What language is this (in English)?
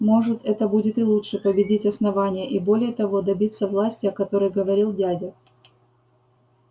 Russian